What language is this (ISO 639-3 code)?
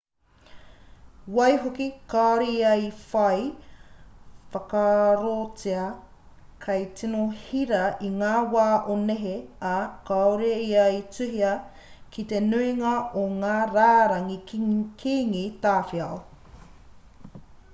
mri